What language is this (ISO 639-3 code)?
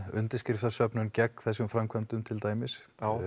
isl